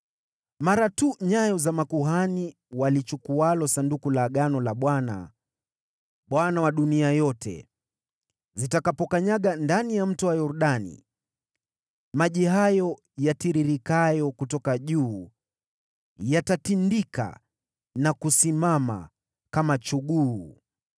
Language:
Swahili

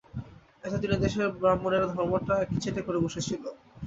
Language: Bangla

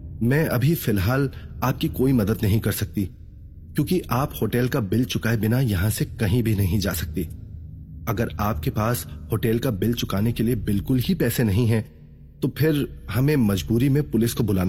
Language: Hindi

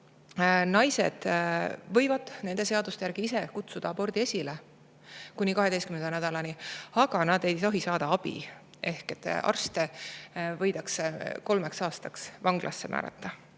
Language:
Estonian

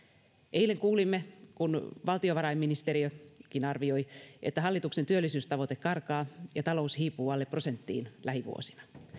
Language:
Finnish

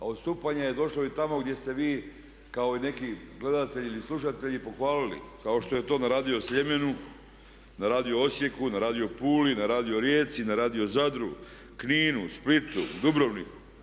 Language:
Croatian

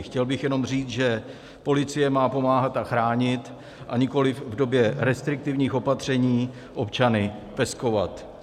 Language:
Czech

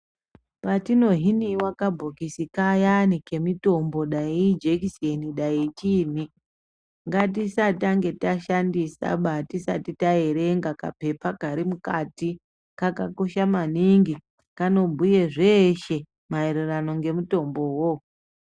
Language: Ndau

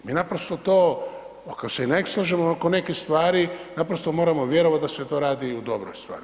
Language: Croatian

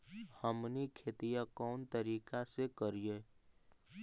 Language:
Magahi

